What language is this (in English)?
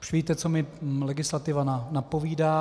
Czech